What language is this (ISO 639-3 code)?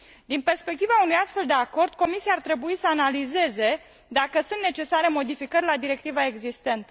ron